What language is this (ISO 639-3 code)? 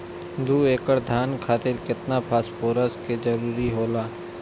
bho